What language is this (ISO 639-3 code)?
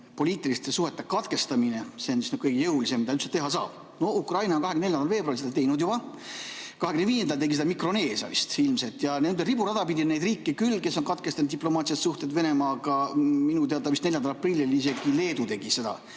est